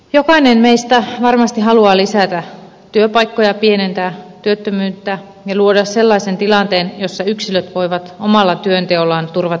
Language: Finnish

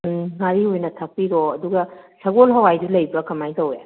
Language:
Manipuri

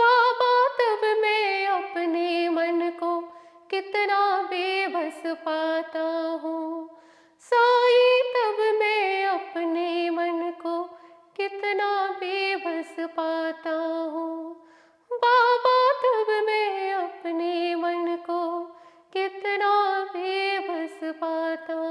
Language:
Hindi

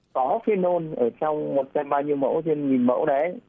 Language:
Vietnamese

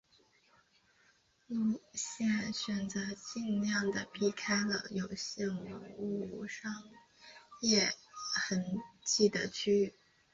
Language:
Chinese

